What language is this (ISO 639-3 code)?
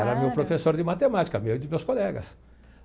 por